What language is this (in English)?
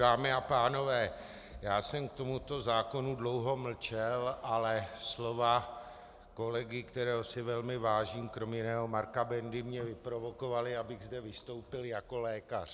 Czech